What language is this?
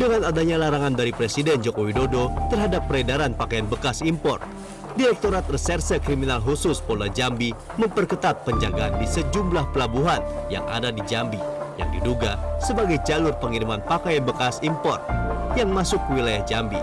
Indonesian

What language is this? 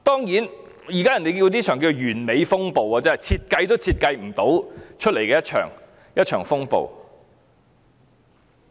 Cantonese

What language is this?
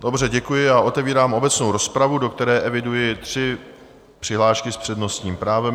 Czech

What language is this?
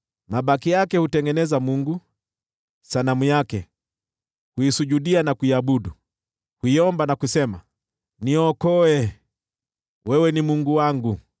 Swahili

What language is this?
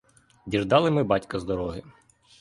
Ukrainian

